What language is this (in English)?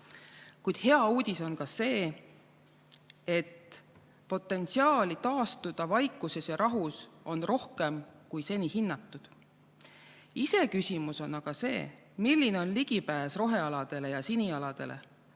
Estonian